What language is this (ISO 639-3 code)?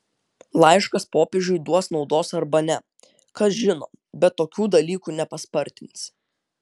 lit